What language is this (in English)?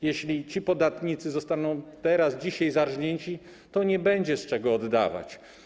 Polish